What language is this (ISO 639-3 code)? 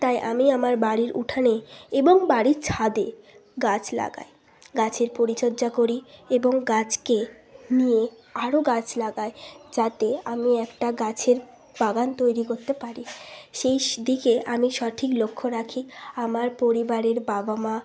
ben